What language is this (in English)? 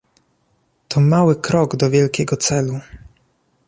Polish